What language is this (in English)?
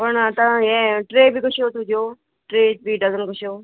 Konkani